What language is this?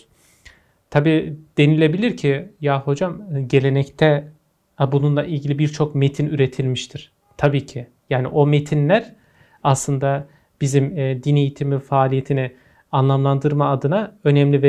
Turkish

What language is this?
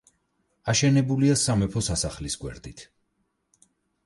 Georgian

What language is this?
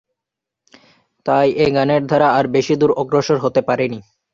Bangla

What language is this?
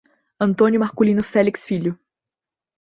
Portuguese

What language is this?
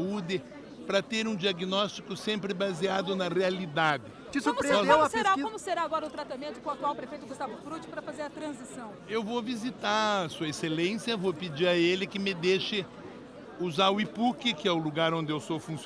Portuguese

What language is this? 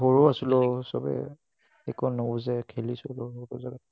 Assamese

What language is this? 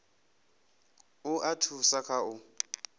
Venda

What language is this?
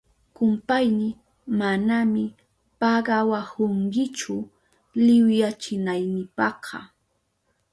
Southern Pastaza Quechua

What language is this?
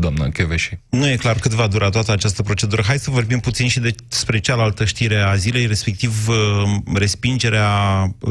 Romanian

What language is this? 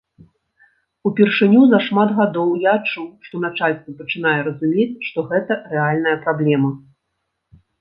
Belarusian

